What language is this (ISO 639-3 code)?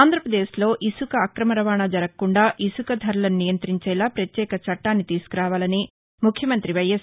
tel